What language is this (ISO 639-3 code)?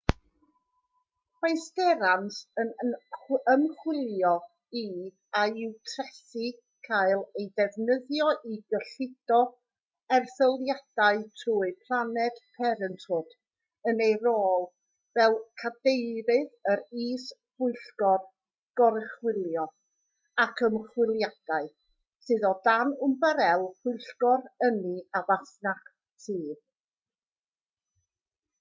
cym